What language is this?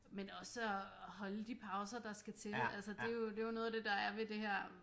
Danish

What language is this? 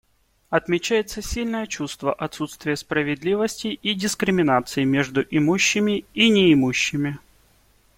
Russian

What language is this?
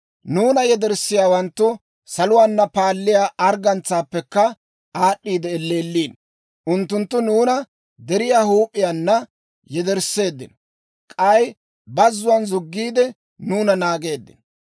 Dawro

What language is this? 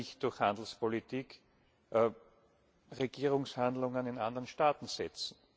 German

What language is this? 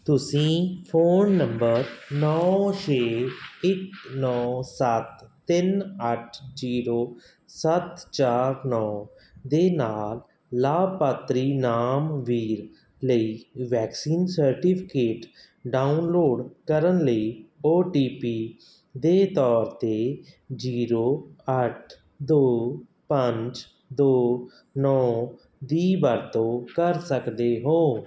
Punjabi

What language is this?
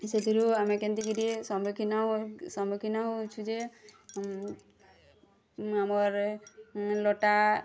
Odia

